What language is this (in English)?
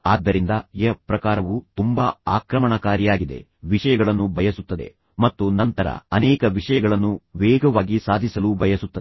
Kannada